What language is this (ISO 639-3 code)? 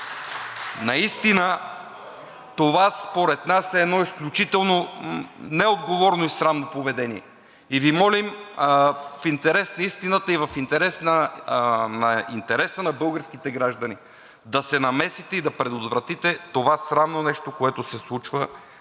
bul